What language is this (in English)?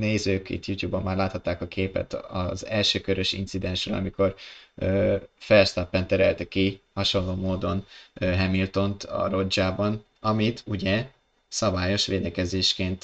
Hungarian